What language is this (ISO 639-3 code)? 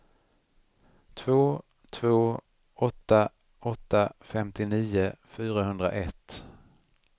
swe